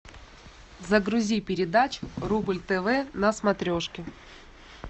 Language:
Russian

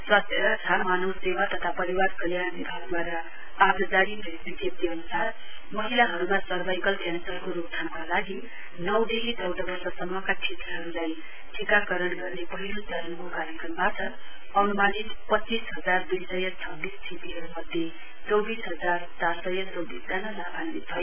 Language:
Nepali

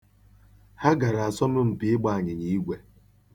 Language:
Igbo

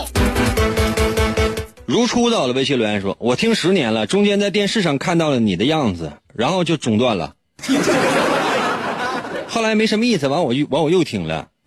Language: Chinese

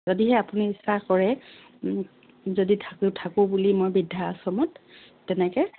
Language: Assamese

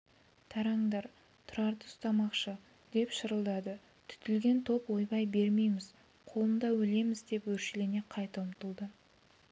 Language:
Kazakh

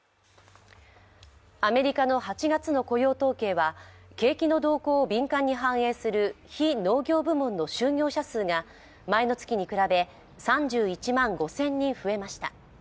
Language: Japanese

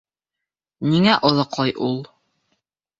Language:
Bashkir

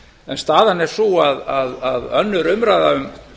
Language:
Icelandic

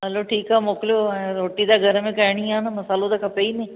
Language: Sindhi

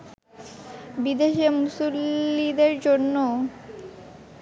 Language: Bangla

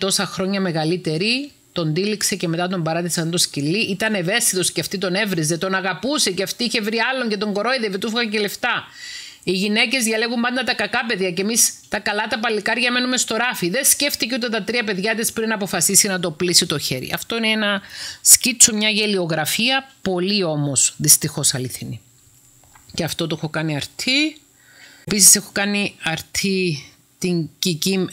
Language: Greek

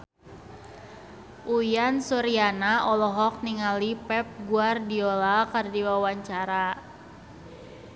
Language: Sundanese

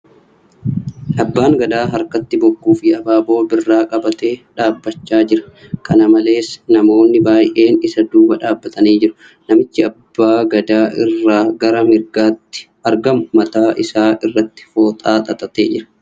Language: Oromo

